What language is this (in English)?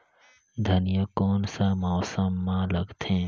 Chhattisgarhi